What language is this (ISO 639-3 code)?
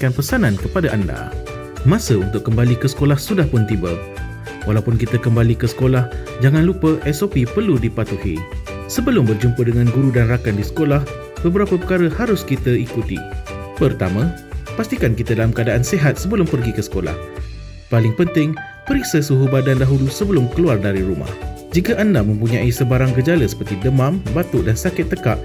msa